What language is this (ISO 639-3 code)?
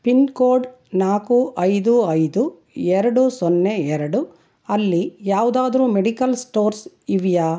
kan